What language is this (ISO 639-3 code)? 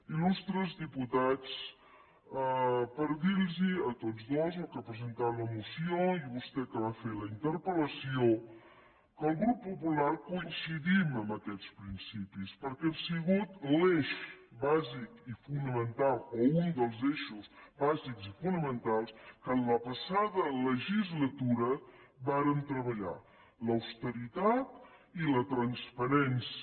cat